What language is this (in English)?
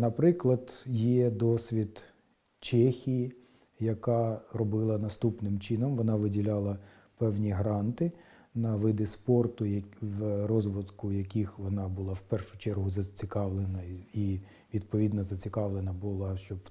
Ukrainian